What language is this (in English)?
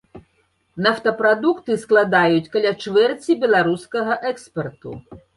Belarusian